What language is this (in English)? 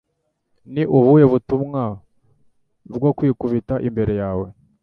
Kinyarwanda